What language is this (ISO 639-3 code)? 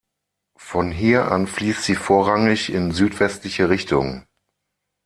deu